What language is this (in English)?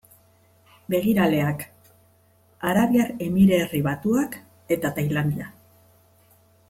Basque